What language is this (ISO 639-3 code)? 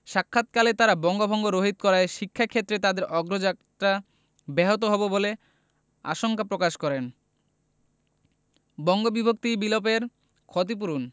ben